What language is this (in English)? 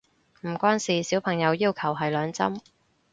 Cantonese